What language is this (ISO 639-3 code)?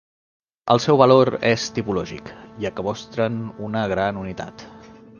cat